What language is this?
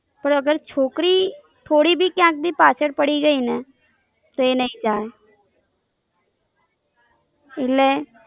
Gujarati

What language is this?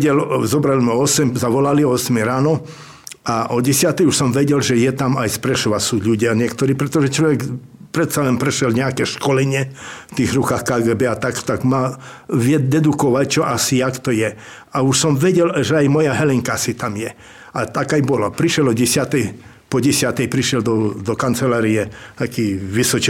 Slovak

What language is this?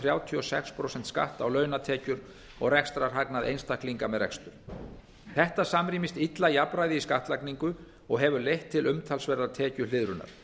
Icelandic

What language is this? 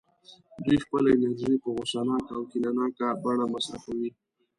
Pashto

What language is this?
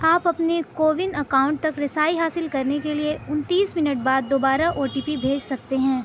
Urdu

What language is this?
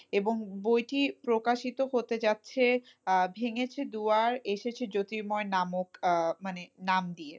Bangla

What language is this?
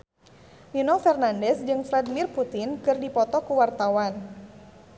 Sundanese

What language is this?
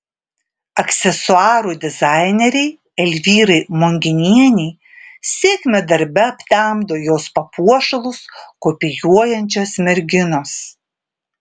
Lithuanian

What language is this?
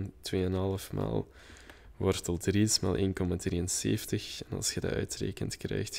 Dutch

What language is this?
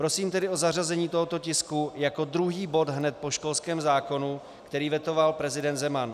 Czech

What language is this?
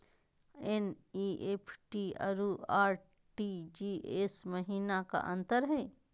Magahi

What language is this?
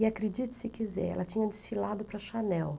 Portuguese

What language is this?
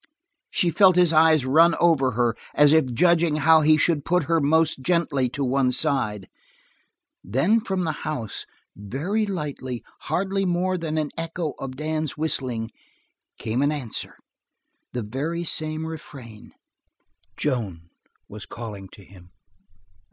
English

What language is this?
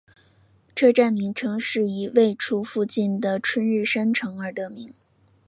Chinese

